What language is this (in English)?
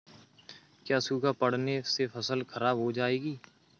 Hindi